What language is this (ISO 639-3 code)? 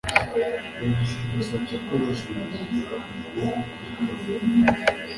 kin